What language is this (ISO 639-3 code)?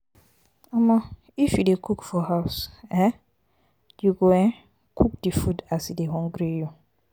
pcm